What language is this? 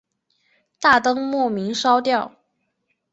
Chinese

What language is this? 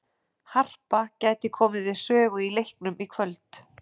Icelandic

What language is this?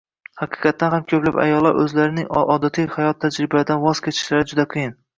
Uzbek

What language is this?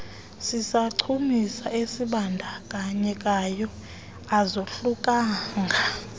Xhosa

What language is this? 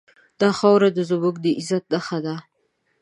Pashto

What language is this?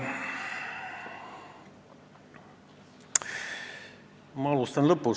Estonian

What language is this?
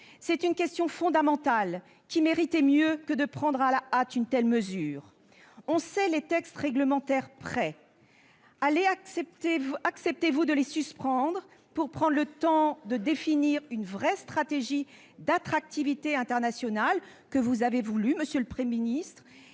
French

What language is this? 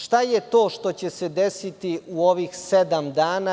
Serbian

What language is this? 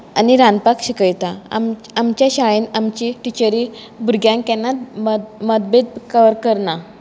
Konkani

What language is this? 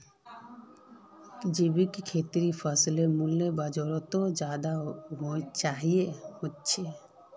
Magahi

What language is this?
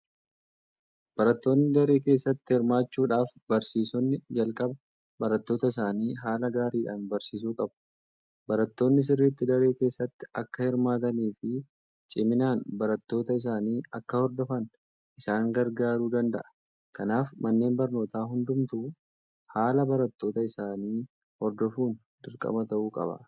Oromo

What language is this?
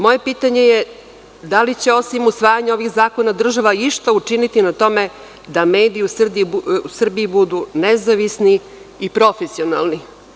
Serbian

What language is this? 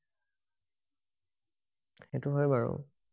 Assamese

